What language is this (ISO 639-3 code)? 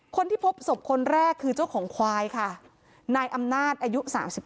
tha